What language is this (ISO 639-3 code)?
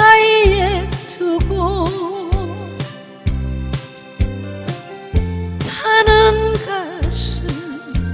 kor